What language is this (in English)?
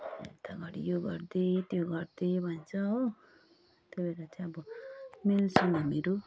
Nepali